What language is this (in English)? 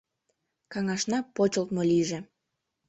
Mari